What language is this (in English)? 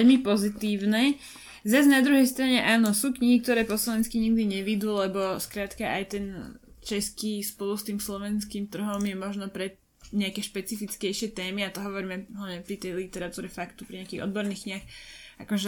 Slovak